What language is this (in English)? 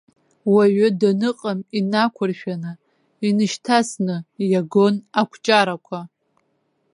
Abkhazian